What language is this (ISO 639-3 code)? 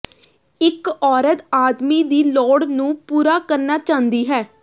pan